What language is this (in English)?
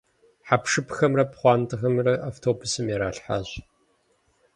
Kabardian